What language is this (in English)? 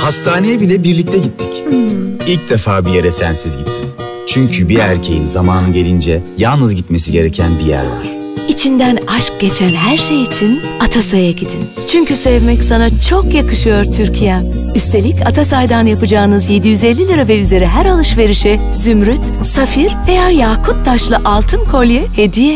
Turkish